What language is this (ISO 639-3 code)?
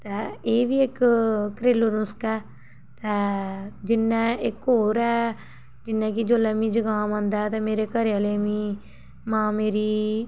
doi